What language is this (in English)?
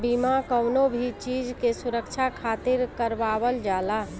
Bhojpuri